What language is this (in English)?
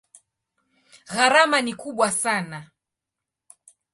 Swahili